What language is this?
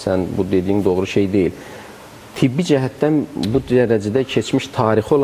Turkish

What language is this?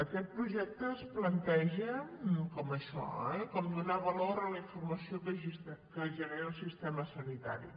Catalan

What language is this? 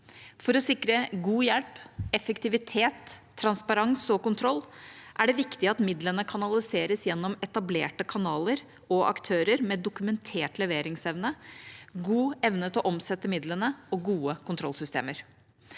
Norwegian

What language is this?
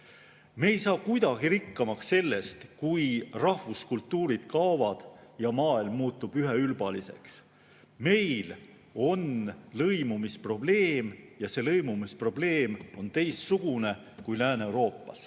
Estonian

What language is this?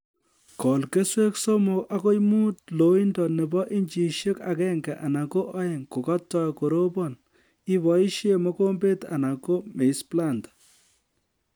Kalenjin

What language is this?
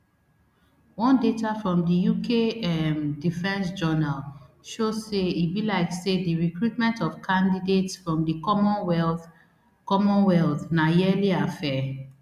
Nigerian Pidgin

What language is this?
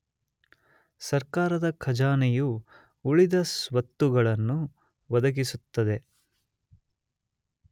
Kannada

